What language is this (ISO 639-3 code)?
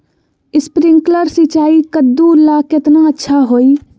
mag